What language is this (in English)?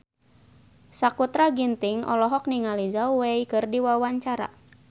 Sundanese